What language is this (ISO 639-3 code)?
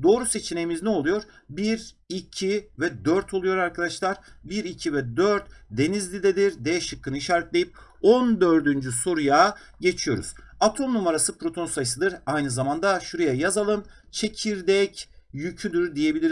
tur